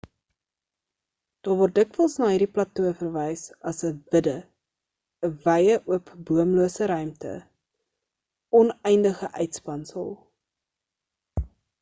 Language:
Afrikaans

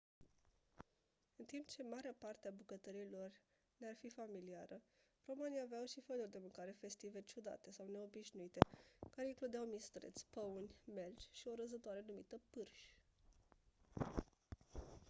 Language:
Romanian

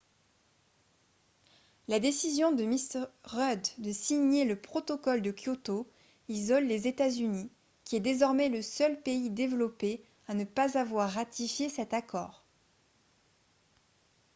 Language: French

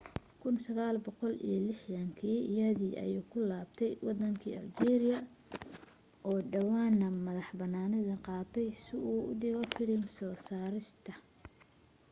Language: Somali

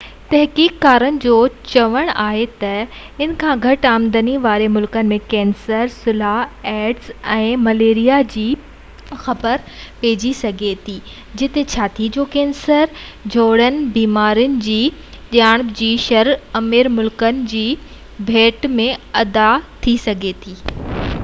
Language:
Sindhi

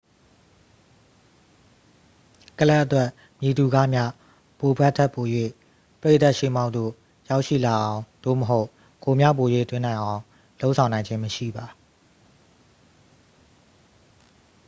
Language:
Burmese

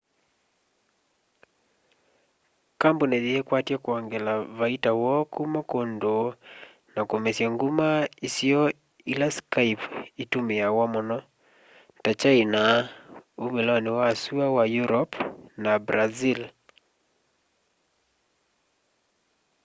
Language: Kamba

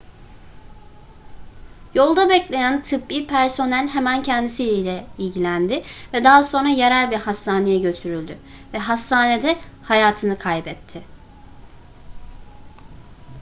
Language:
Turkish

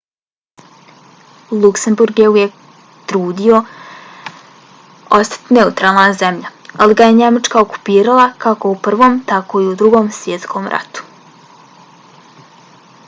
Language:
Bosnian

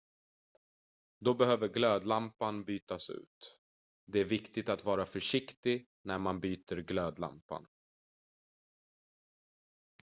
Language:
Swedish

